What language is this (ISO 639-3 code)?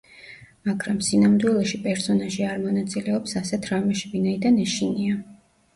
kat